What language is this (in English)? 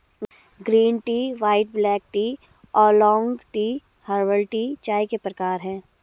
Hindi